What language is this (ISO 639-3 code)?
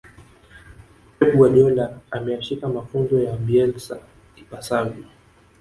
swa